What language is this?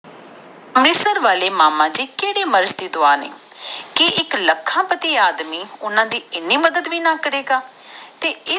Punjabi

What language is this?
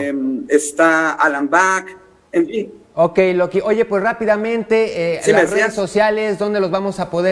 Spanish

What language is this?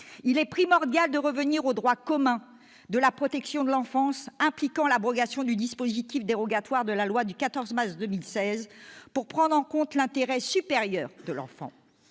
French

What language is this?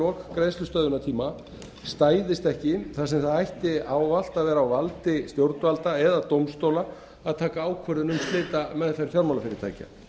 Icelandic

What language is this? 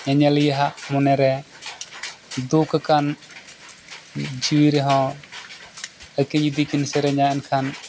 Santali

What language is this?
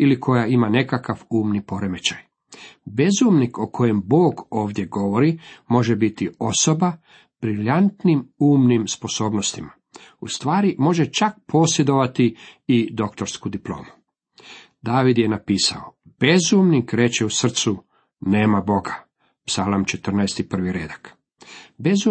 Croatian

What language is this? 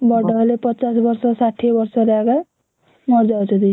Odia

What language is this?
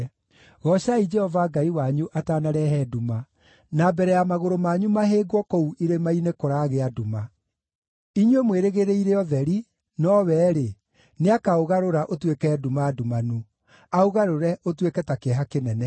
Kikuyu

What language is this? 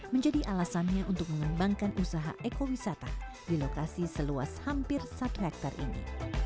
Indonesian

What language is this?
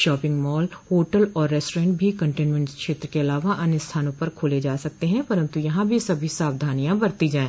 Hindi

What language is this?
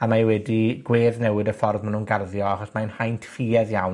Welsh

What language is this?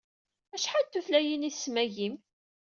Kabyle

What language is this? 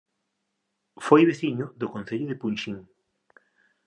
Galician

